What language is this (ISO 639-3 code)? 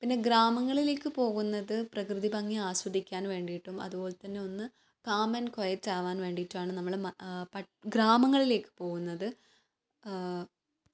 mal